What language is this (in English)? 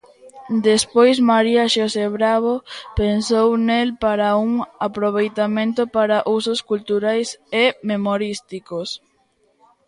Galician